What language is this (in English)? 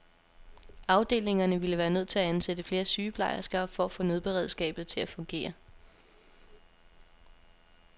Danish